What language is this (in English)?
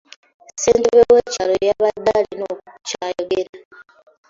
Ganda